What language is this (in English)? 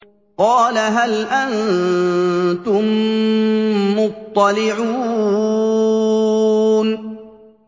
Arabic